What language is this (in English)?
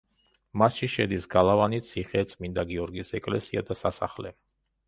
Georgian